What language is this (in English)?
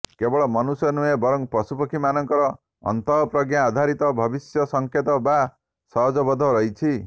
Odia